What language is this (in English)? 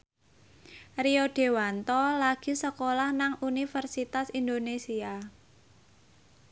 Javanese